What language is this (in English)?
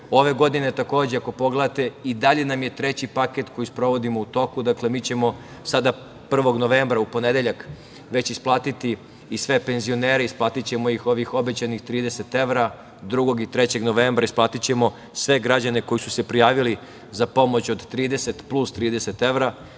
Serbian